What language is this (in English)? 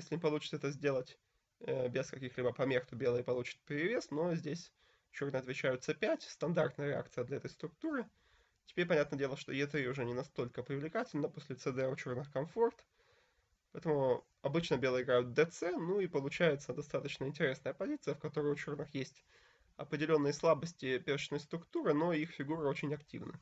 Russian